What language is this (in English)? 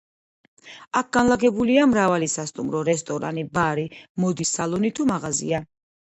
Georgian